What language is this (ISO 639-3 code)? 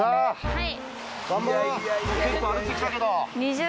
jpn